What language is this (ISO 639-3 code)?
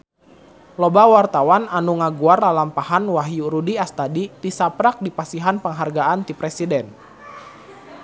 sun